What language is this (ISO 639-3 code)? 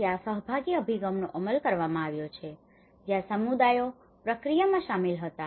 guj